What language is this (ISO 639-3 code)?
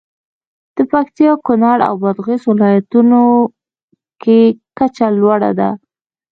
pus